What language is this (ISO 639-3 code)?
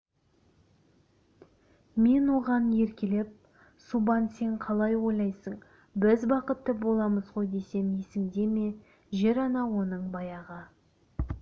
kaz